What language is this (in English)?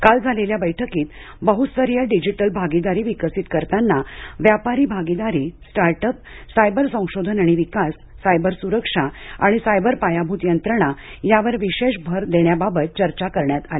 Marathi